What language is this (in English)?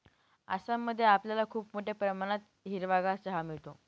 Marathi